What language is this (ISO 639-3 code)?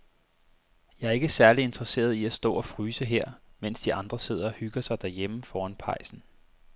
dan